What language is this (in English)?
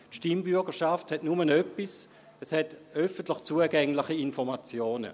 Swiss German